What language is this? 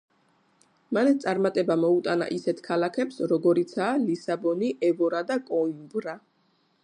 Georgian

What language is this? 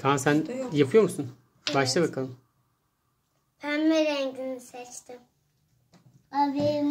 Turkish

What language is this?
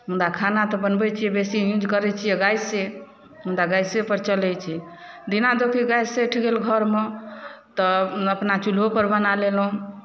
Maithili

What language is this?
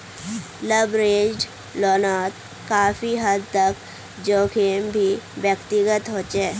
Magahi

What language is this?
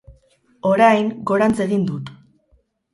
Basque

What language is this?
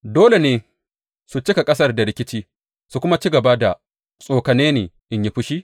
Hausa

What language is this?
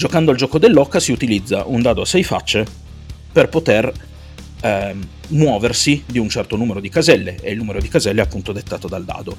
Italian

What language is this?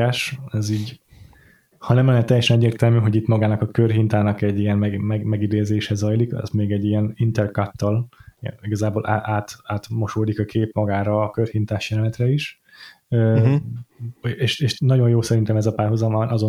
Hungarian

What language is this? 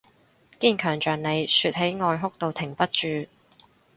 Cantonese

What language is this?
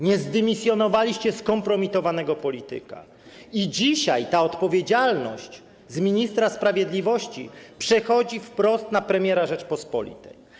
Polish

